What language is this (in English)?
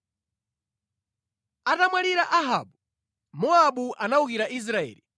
Nyanja